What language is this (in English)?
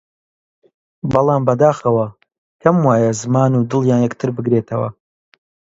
Central Kurdish